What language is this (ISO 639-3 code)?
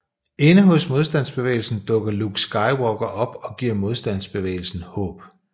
dan